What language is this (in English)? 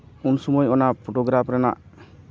Santali